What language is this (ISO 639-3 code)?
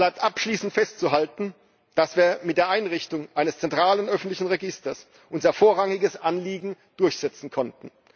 deu